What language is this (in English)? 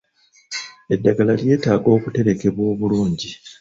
Ganda